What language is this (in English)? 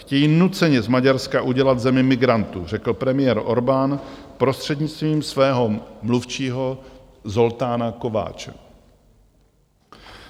Czech